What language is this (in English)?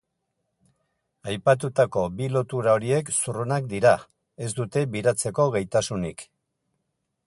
Basque